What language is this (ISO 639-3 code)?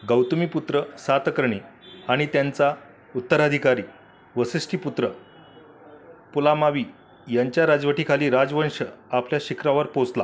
mar